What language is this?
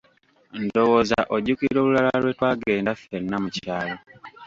Ganda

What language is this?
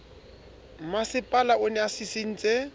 Southern Sotho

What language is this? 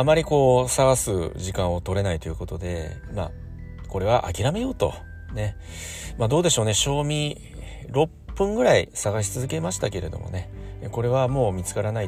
Japanese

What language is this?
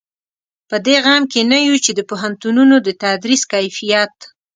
Pashto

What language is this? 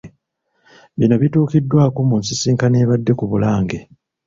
Ganda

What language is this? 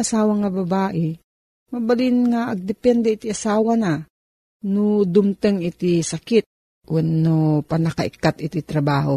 Filipino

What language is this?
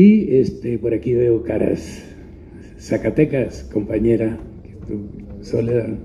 Spanish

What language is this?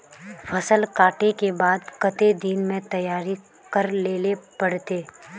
Magahi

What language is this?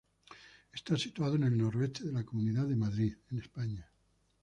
Spanish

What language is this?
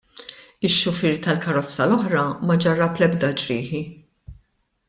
Maltese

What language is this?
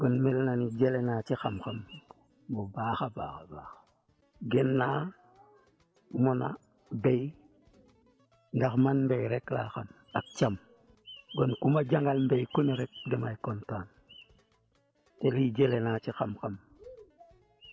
Wolof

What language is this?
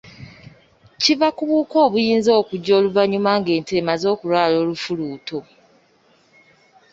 Ganda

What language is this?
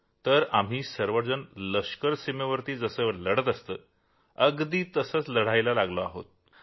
Marathi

